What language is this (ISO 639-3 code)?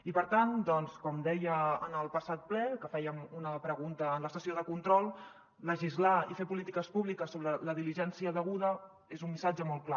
cat